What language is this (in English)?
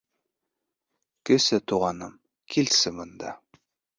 Bashkir